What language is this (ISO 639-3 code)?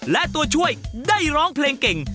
tha